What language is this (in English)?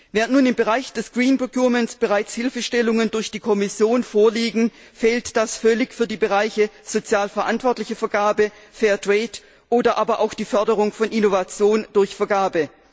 German